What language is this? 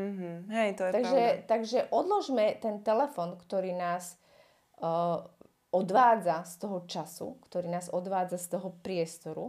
Slovak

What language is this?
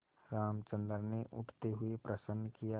Hindi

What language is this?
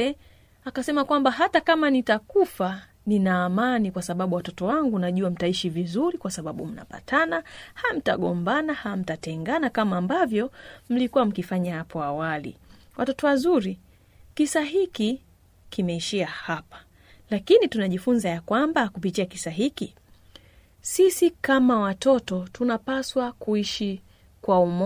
Swahili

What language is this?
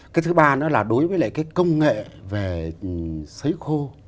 Vietnamese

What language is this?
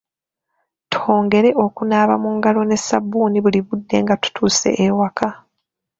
Ganda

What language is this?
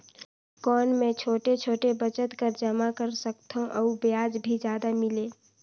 Chhattisgarhi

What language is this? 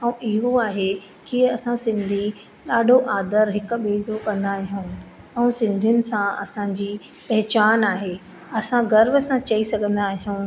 Sindhi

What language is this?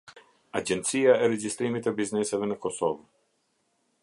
Albanian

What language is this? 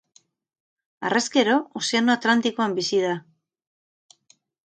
Basque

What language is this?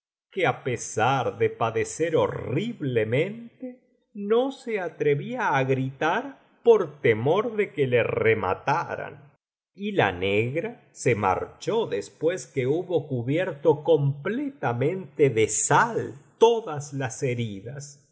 Spanish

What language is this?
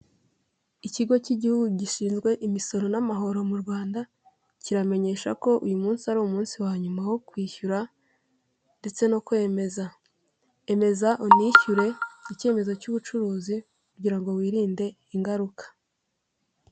Kinyarwanda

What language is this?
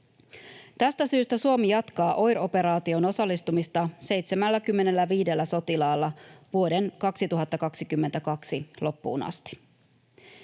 Finnish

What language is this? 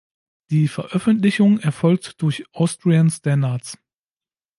German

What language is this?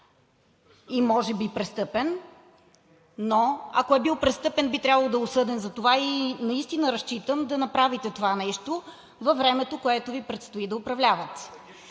Bulgarian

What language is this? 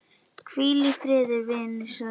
Icelandic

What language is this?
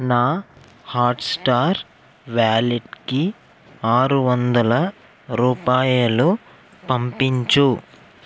Telugu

